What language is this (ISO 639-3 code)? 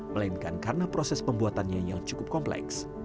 ind